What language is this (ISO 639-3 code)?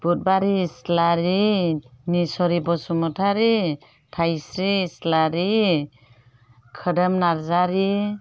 brx